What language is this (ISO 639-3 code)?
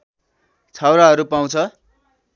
nep